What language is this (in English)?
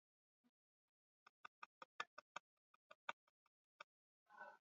Swahili